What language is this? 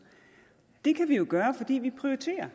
Danish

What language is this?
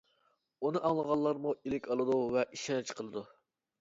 Uyghur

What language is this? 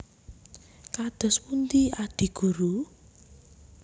Javanese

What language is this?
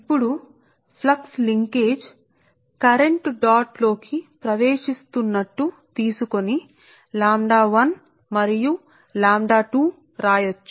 Telugu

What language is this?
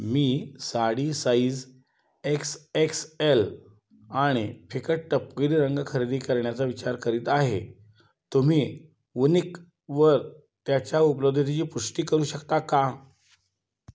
Marathi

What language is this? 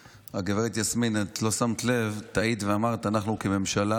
Hebrew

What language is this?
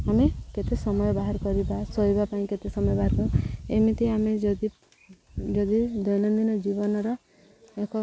Odia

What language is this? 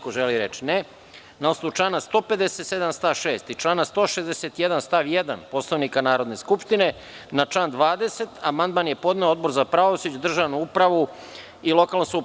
Serbian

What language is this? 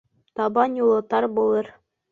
Bashkir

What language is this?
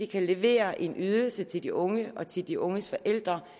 Danish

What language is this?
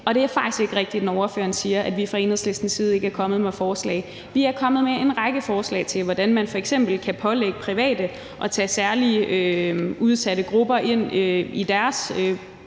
Danish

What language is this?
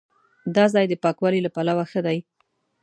Pashto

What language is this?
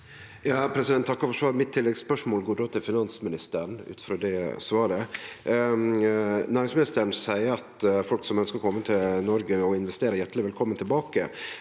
Norwegian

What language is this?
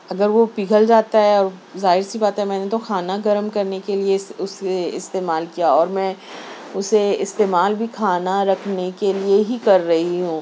Urdu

